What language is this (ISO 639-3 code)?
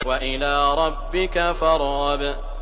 ara